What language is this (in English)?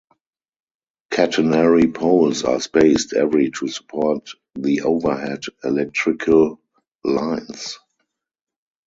English